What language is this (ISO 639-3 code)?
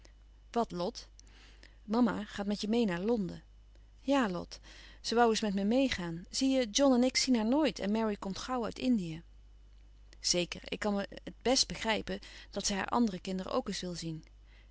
nld